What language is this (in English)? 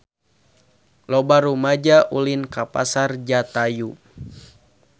Sundanese